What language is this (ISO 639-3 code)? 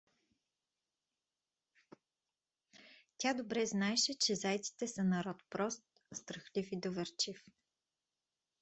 bul